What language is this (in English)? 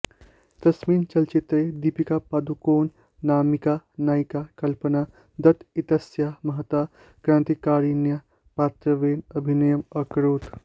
Sanskrit